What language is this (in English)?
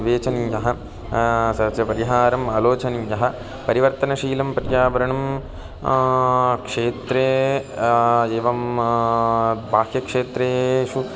Sanskrit